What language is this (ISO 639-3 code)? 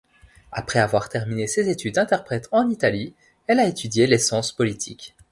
fra